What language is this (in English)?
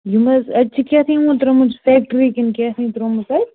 Kashmiri